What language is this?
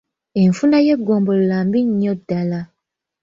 Ganda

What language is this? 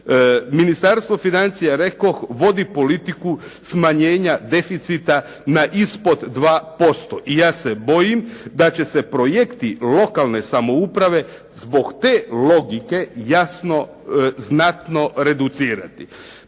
Croatian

